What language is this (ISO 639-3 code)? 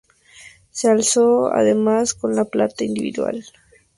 spa